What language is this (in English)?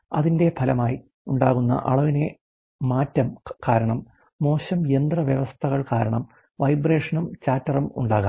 Malayalam